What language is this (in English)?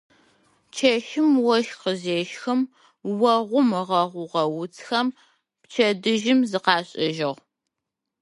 Adyghe